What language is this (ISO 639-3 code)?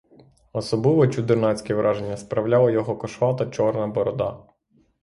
ukr